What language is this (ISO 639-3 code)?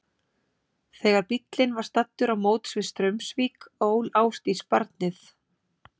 isl